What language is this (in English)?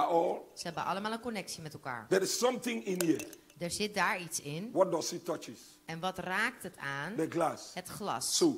Dutch